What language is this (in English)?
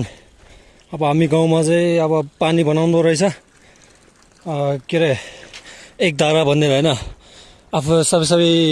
Nepali